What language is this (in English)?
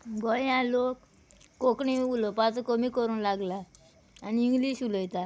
Konkani